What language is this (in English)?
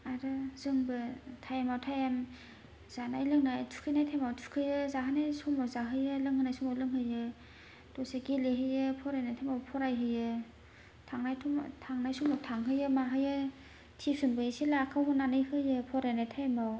Bodo